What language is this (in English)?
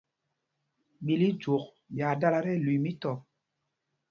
Mpumpong